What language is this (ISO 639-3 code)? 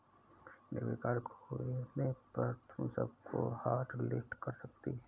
hin